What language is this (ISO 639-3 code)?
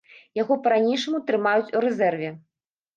bel